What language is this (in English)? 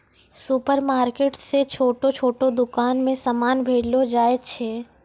Maithili